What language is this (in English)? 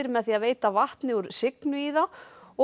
Icelandic